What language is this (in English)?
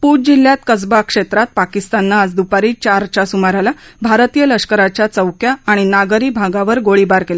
Marathi